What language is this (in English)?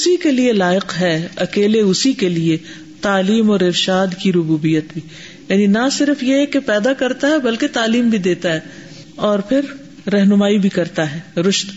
Urdu